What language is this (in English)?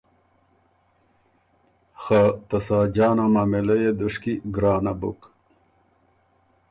Ormuri